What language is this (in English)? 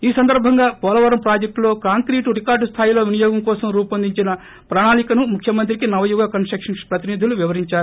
Telugu